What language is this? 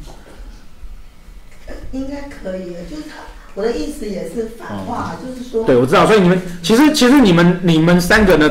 Chinese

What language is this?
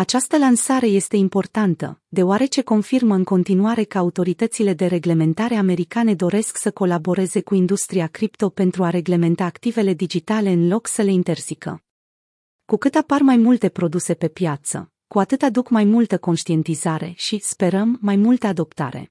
Romanian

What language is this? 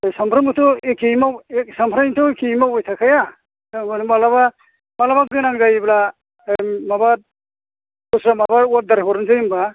Bodo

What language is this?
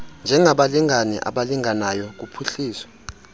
Xhosa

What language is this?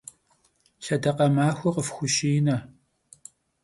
Kabardian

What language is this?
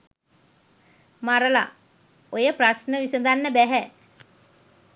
Sinhala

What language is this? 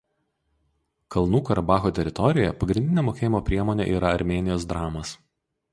Lithuanian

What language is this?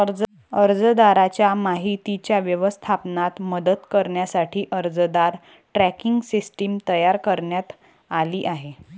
Marathi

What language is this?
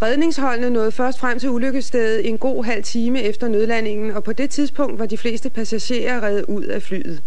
Danish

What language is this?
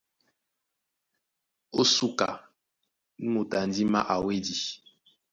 Duala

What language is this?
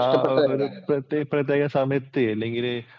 Malayalam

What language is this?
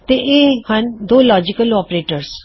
Punjabi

